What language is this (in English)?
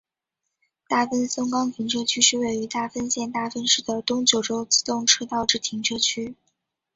Chinese